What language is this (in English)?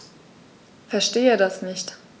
German